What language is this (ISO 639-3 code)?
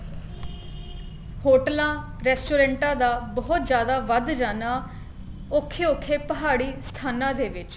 pan